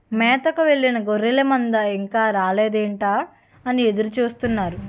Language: Telugu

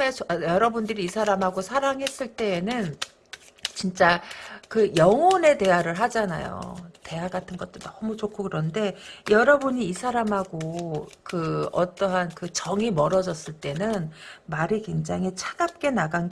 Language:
Korean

